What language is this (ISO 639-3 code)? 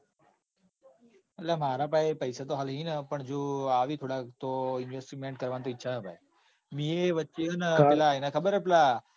guj